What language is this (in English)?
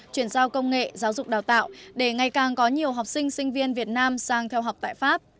Vietnamese